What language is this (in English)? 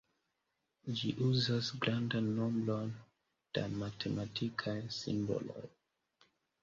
Esperanto